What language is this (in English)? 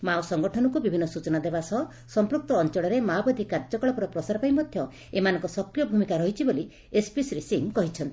Odia